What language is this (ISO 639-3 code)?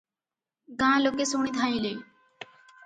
ori